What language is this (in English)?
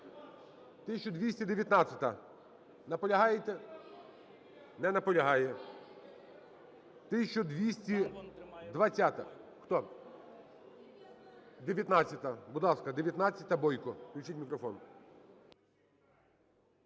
Ukrainian